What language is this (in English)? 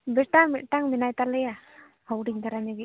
Santali